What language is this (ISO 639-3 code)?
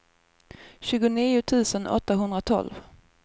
swe